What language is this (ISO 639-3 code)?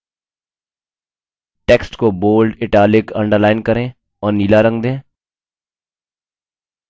hin